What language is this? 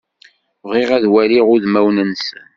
Kabyle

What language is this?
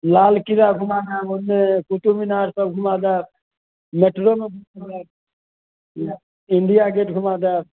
Maithili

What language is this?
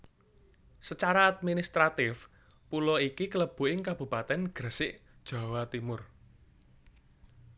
Javanese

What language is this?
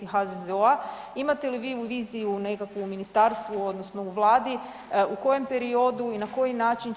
Croatian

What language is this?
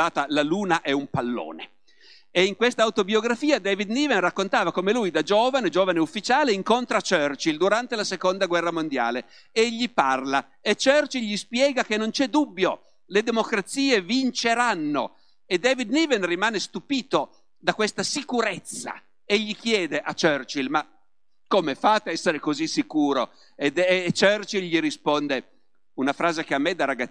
Italian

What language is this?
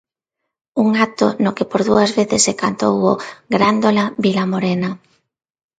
Galician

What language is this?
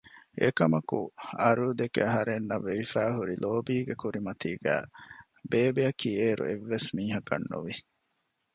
Divehi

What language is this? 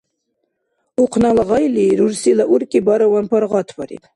Dargwa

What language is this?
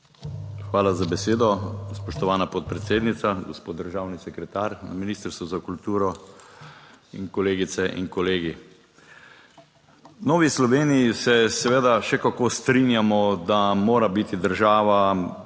Slovenian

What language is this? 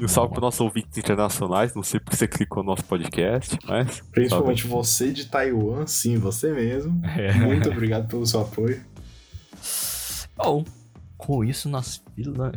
Portuguese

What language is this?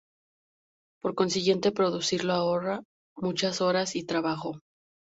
Spanish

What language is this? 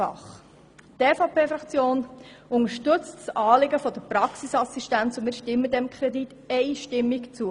Swiss German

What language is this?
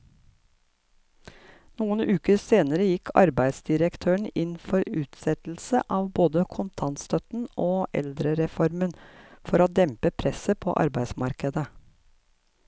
Norwegian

